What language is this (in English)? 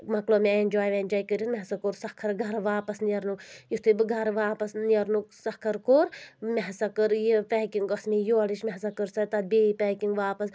Kashmiri